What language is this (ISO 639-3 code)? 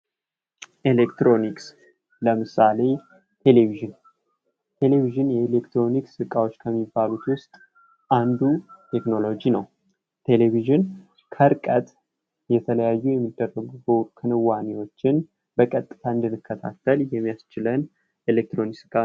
amh